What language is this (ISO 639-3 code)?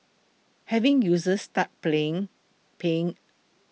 eng